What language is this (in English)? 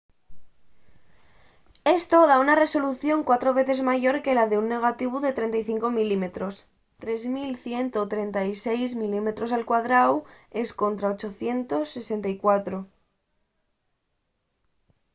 Asturian